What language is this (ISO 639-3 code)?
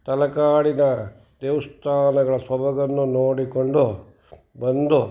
kan